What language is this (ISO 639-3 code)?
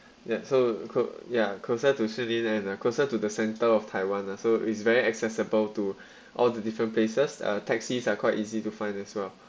eng